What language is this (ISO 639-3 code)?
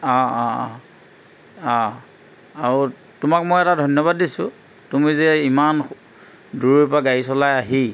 asm